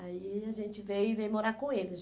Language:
Portuguese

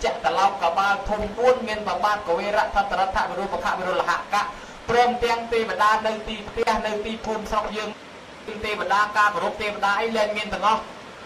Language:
Thai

